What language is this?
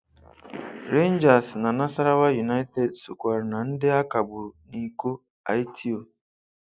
Igbo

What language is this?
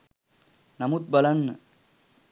Sinhala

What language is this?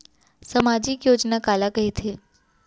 Chhattisgarhi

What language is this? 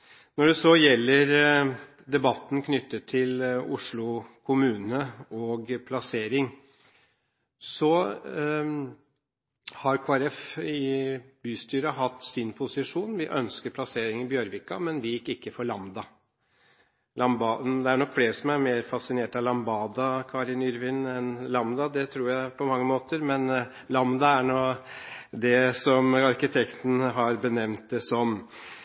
Norwegian Bokmål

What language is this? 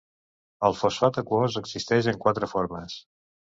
Catalan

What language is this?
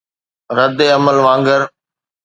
Sindhi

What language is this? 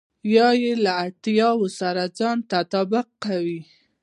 Pashto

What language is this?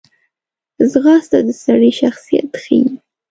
Pashto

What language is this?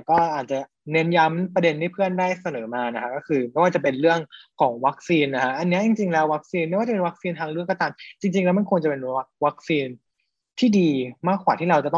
Thai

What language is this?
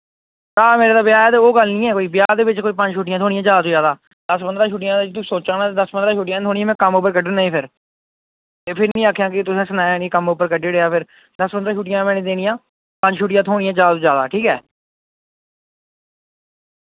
Dogri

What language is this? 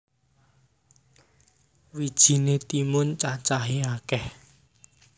Javanese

